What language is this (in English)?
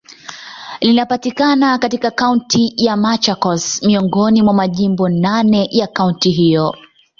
Swahili